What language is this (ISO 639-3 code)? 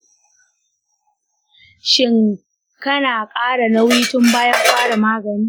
hau